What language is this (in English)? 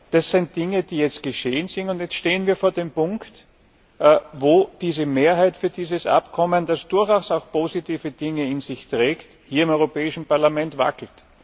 German